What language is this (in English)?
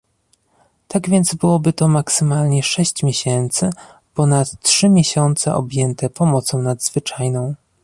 Polish